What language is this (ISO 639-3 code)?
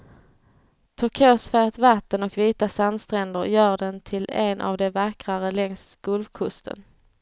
swe